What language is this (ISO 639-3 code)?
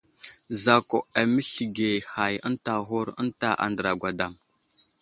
udl